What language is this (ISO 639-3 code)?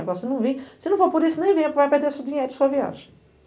por